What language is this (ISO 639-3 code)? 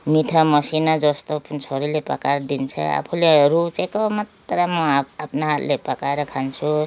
nep